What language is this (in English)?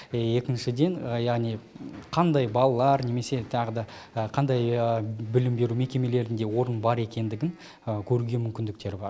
Kazakh